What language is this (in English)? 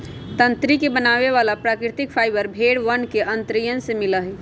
Magahi